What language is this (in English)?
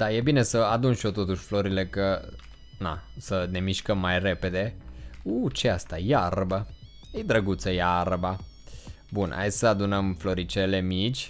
Romanian